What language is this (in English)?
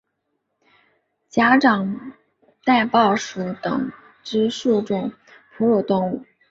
Chinese